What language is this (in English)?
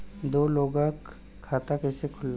Bhojpuri